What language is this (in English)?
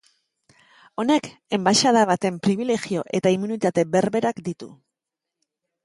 Basque